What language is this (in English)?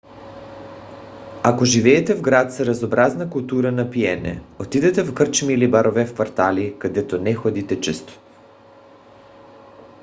Bulgarian